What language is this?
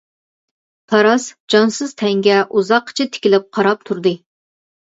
Uyghur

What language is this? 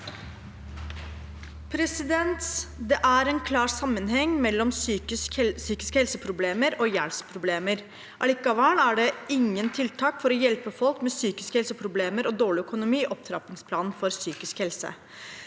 Norwegian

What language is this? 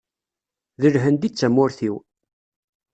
Kabyle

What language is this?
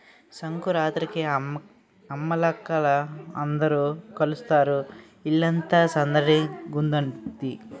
Telugu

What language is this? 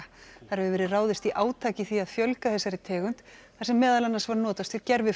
Icelandic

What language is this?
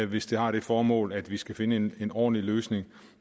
Danish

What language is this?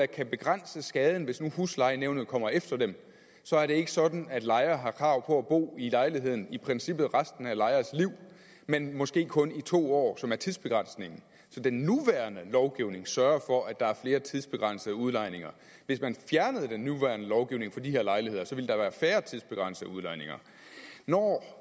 Danish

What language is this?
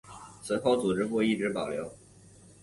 Chinese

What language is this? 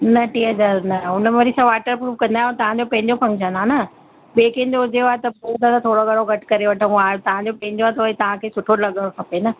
Sindhi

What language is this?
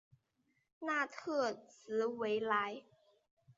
Chinese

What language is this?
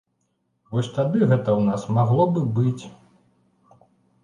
Belarusian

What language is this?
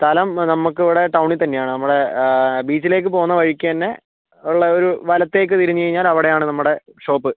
Malayalam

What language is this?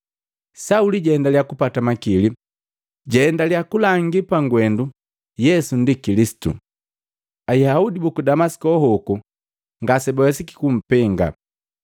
Matengo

